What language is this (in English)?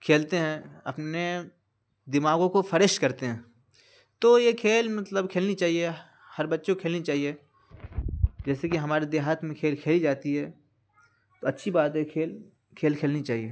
Urdu